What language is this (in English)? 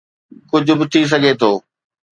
Sindhi